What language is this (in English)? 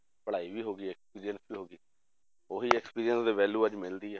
Punjabi